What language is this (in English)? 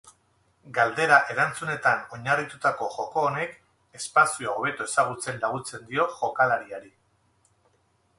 Basque